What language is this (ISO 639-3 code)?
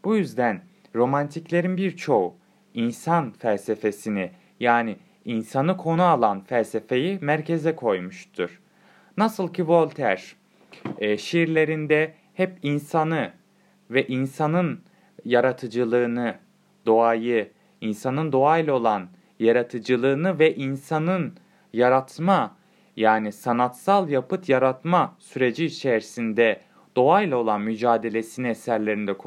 tur